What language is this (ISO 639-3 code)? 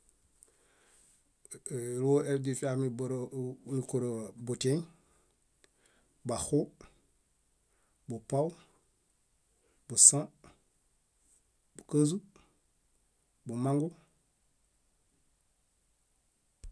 bda